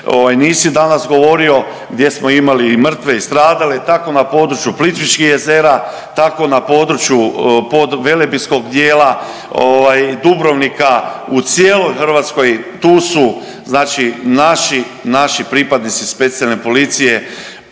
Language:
Croatian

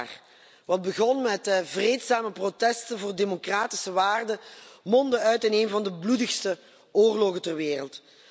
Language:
Dutch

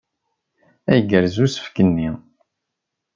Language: Kabyle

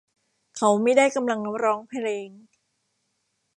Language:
Thai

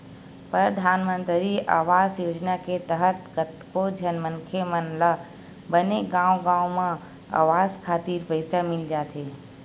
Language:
Chhattisgarhi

